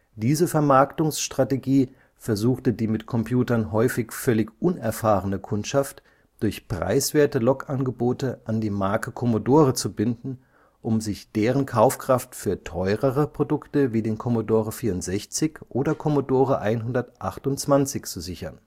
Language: German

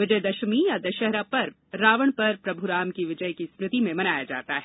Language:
Hindi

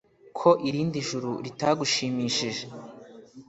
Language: Kinyarwanda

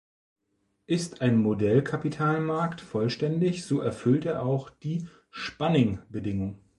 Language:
German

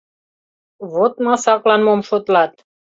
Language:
Mari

